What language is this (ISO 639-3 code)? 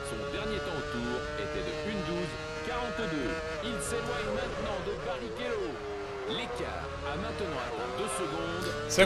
fra